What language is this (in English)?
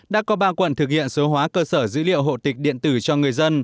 Vietnamese